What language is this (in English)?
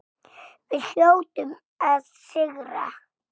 Icelandic